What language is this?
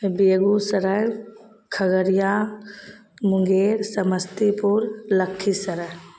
Maithili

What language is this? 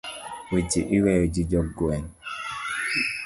Luo (Kenya and Tanzania)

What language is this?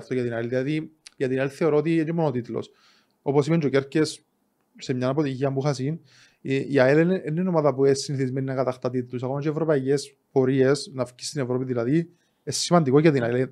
Greek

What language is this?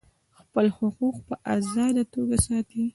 Pashto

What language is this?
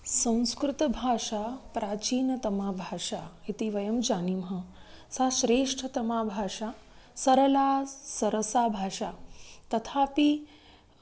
Sanskrit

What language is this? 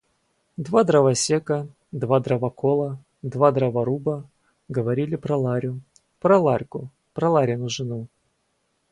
Russian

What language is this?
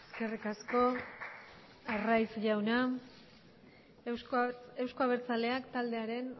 Basque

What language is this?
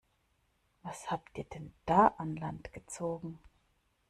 German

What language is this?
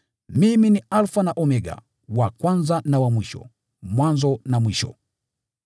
Swahili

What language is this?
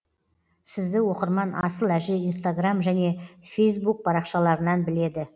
Kazakh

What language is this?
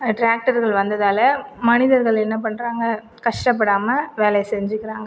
Tamil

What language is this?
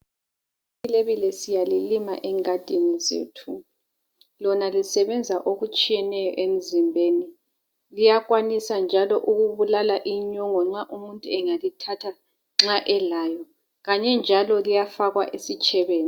North Ndebele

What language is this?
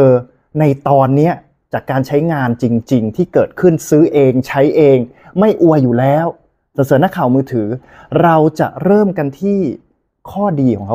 Thai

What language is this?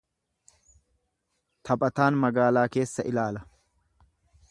Oromo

